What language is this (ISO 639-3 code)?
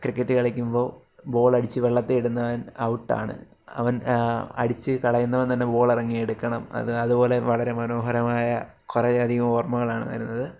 mal